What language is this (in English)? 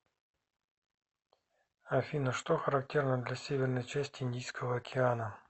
Russian